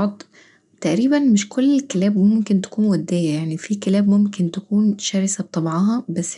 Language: Egyptian Arabic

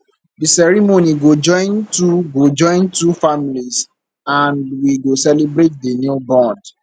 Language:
Nigerian Pidgin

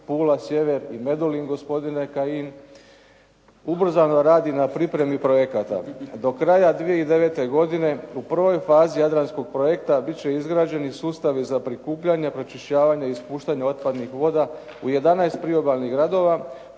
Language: Croatian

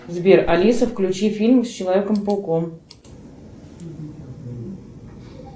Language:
Russian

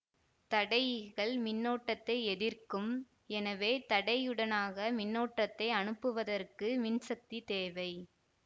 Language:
Tamil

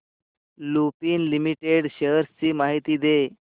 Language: Marathi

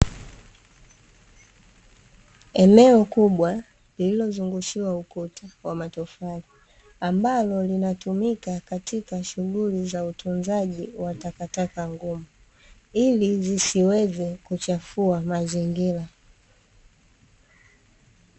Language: Swahili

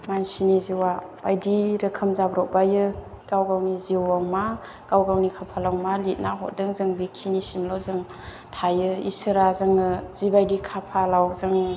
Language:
Bodo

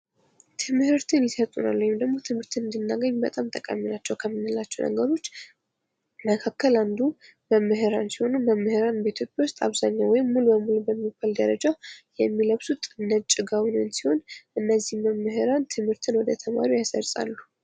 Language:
Amharic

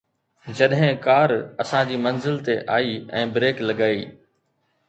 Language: Sindhi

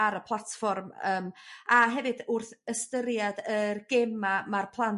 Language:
Welsh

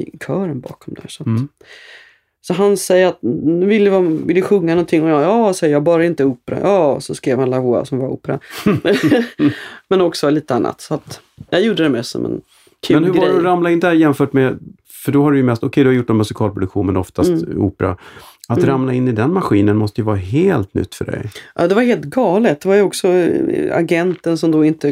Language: Swedish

